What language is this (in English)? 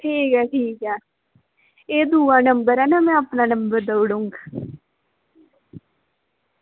Dogri